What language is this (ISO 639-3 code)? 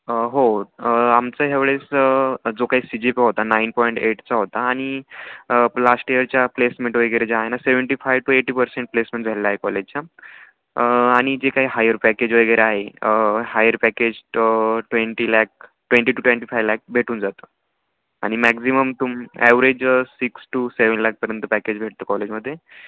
mar